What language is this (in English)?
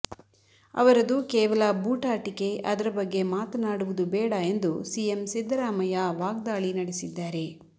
Kannada